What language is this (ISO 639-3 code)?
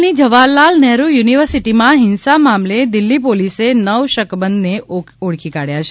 guj